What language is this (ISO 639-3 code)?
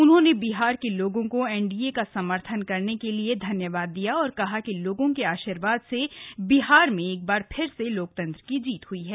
hin